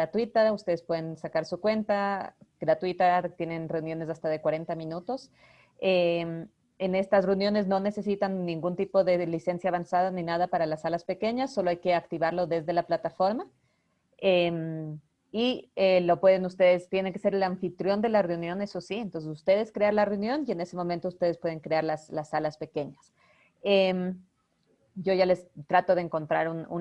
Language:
Spanish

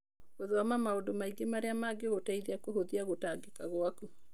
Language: Kikuyu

